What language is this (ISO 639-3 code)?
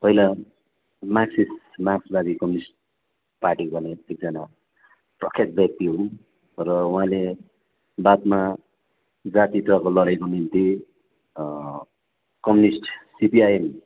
nep